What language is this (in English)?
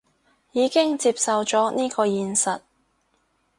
Cantonese